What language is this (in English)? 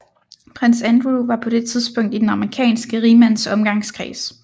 Danish